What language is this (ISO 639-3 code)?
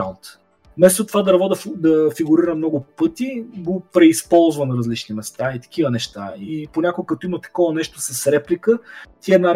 bul